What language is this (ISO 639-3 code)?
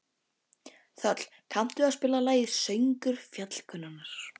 isl